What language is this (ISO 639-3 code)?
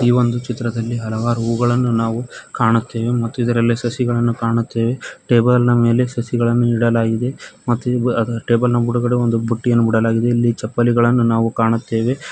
kan